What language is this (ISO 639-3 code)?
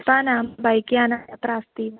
san